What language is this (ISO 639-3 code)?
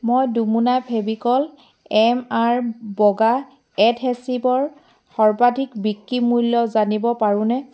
asm